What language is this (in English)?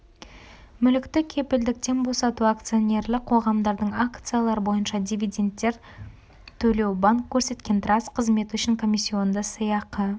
Kazakh